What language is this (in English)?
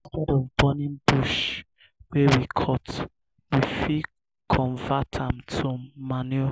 Nigerian Pidgin